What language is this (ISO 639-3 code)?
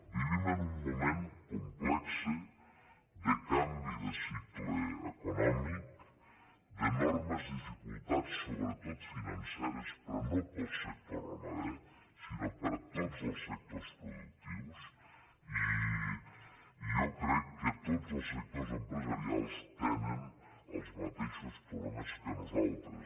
cat